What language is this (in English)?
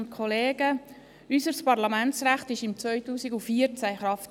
Swiss German